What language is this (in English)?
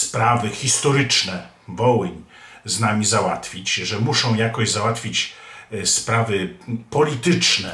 Polish